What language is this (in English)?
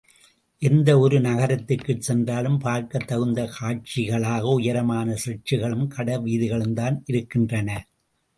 Tamil